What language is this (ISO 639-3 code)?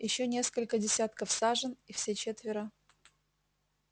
rus